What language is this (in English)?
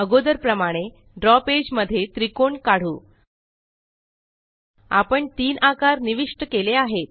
Marathi